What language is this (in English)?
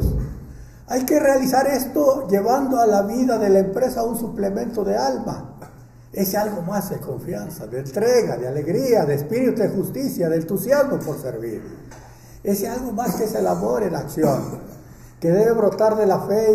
Spanish